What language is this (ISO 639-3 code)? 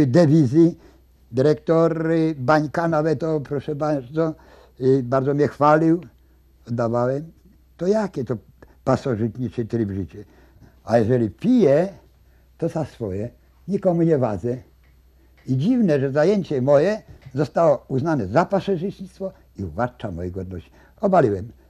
pol